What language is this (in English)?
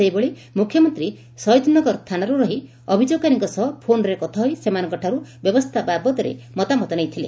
Odia